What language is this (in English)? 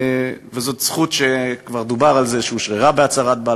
Hebrew